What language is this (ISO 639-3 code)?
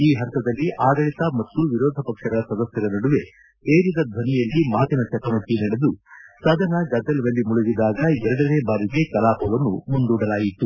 kan